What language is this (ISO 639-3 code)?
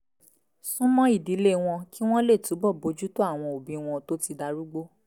yor